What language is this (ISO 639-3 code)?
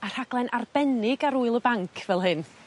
cym